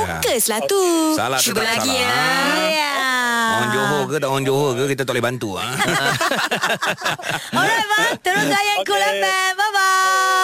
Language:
Malay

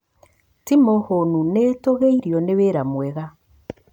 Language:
Kikuyu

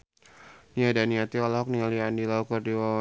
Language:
Sundanese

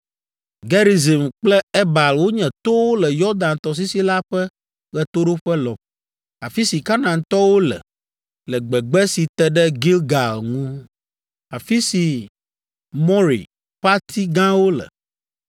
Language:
Ewe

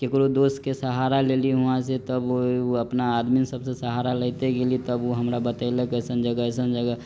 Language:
Maithili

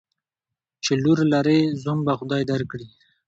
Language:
Pashto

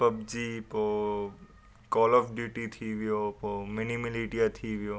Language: Sindhi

